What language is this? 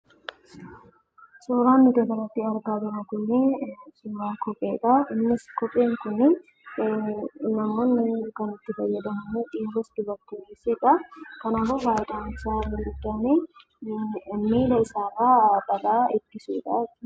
Oromo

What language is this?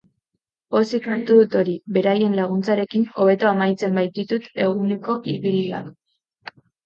Basque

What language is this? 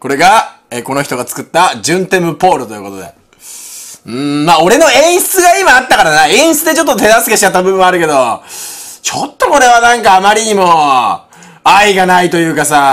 Japanese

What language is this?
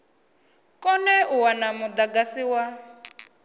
Venda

